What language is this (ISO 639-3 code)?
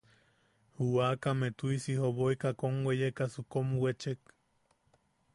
yaq